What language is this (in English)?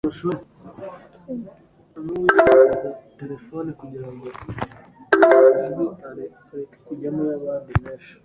Kinyarwanda